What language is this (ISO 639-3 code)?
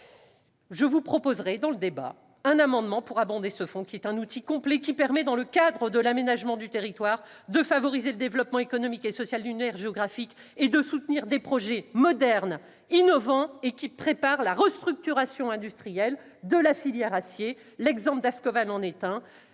fra